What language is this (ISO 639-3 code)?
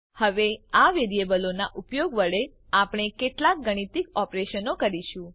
guj